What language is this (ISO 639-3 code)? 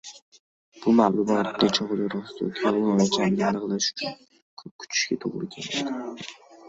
uzb